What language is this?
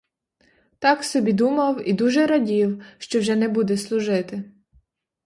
Ukrainian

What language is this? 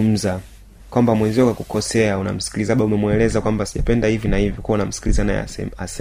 Swahili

